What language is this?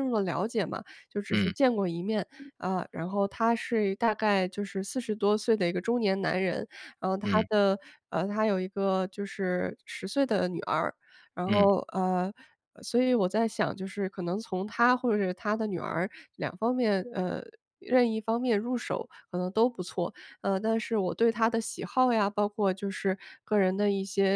Chinese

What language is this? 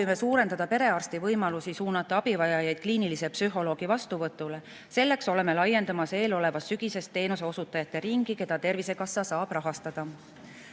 Estonian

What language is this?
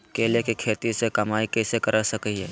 Magahi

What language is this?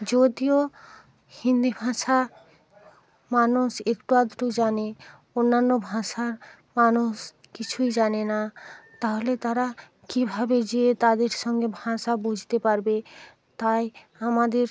Bangla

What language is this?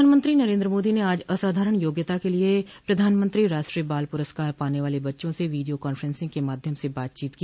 Hindi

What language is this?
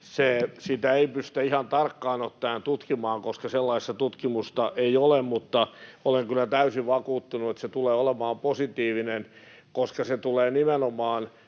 Finnish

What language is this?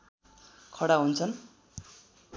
Nepali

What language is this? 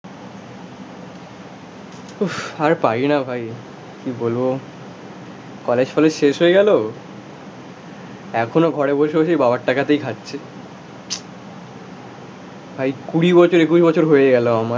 Bangla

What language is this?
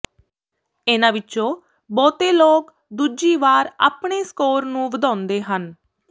Punjabi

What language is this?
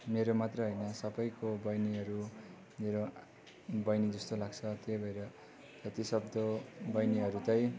Nepali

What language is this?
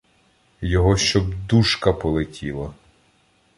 Ukrainian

